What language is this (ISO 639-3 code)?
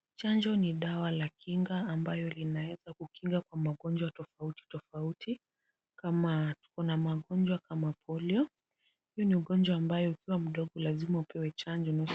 swa